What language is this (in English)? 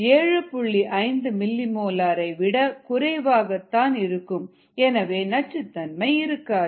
Tamil